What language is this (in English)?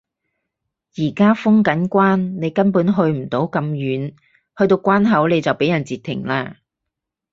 Cantonese